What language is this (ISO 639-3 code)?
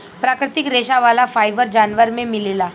bho